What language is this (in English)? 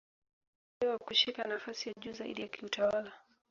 Swahili